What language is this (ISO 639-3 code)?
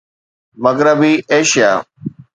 snd